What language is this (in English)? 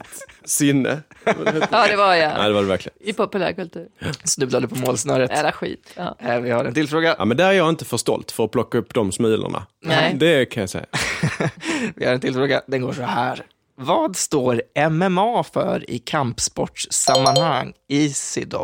Swedish